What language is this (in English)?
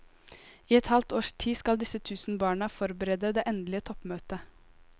Norwegian